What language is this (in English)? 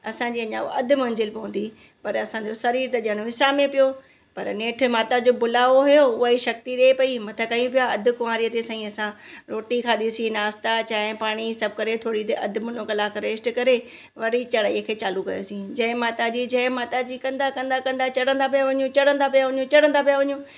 Sindhi